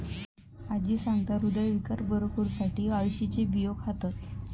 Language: Marathi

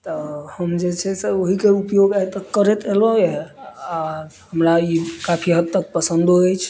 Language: Maithili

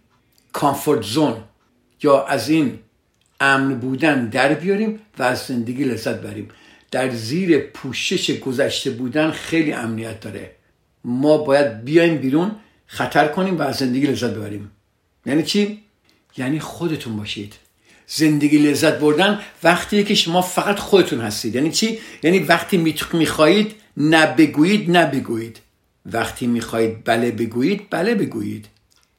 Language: Persian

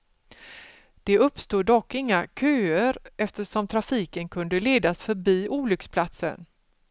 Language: Swedish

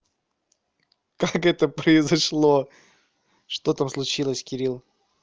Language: Russian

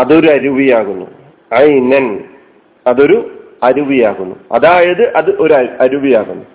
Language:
Malayalam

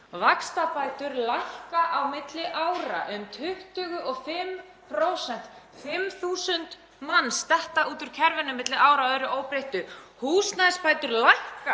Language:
Icelandic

